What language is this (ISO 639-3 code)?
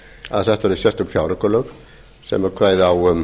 isl